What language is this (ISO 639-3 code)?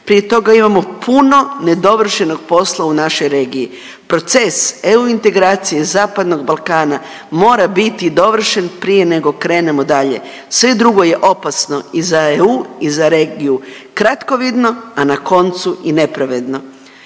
hrv